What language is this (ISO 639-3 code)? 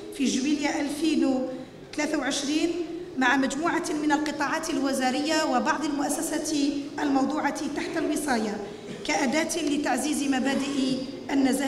ara